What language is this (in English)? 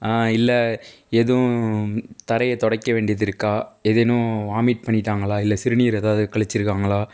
Tamil